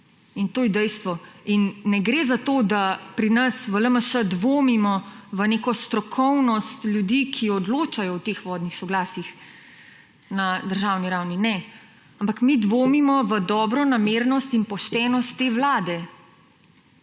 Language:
Slovenian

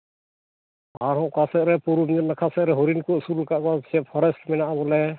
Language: Santali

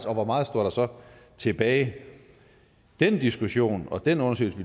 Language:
Danish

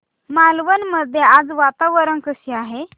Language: Marathi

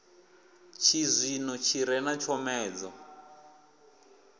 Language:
Venda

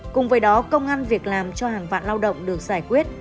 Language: Vietnamese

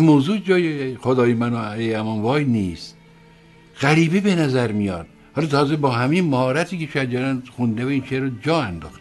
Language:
Persian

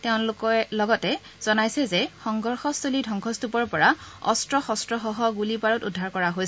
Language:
Assamese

